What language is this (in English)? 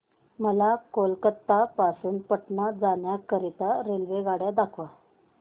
Marathi